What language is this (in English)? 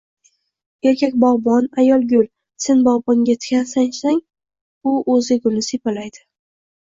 Uzbek